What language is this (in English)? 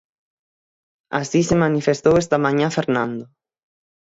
Galician